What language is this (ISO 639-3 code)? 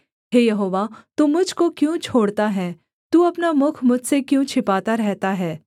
hin